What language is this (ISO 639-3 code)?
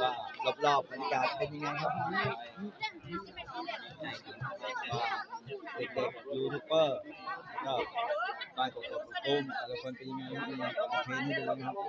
tha